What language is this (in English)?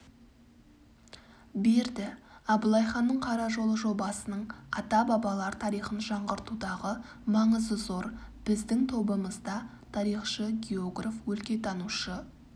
Kazakh